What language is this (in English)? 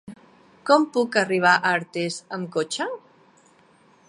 Catalan